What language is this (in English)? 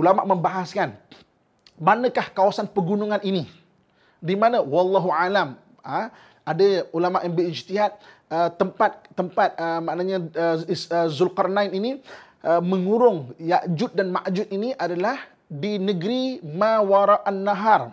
Malay